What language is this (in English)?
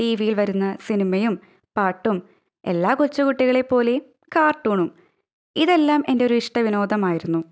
Malayalam